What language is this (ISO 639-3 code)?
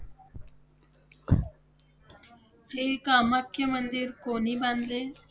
mar